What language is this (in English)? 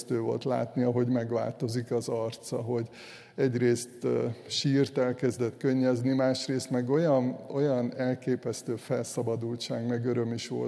Hungarian